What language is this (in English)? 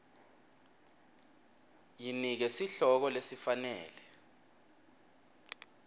Swati